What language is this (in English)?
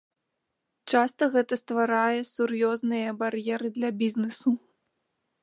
Belarusian